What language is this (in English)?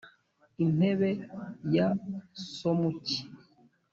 Kinyarwanda